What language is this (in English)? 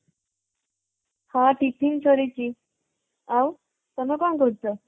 Odia